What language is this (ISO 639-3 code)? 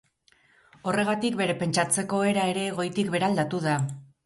eus